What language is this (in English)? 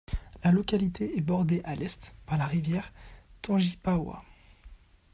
French